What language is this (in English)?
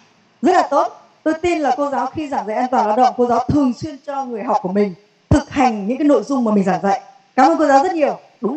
Vietnamese